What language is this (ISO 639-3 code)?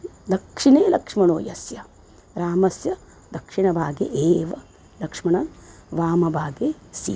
san